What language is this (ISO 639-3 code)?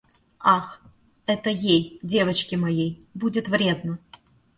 rus